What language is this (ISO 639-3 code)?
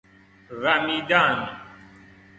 fas